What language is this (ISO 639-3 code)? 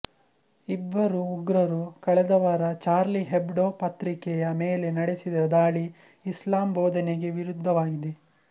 kan